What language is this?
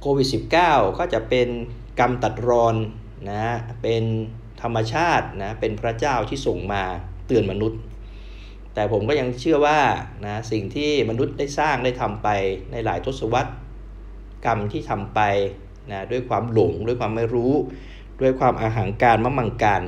Thai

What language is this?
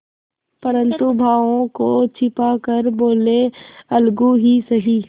Hindi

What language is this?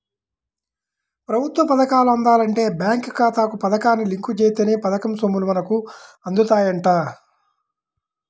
Telugu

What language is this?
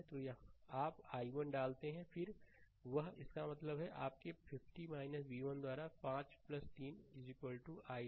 Hindi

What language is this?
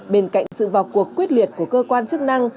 Vietnamese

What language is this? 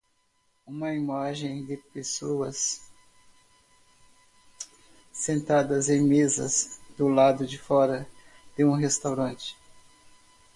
Portuguese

